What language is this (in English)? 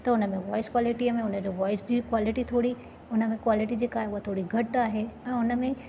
Sindhi